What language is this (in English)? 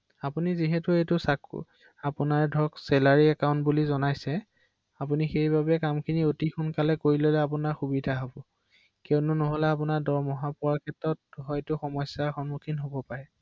Assamese